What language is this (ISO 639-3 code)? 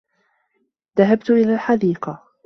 ara